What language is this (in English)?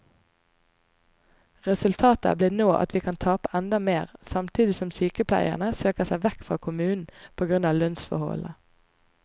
Norwegian